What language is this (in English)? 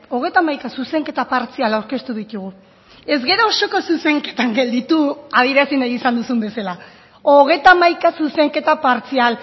Basque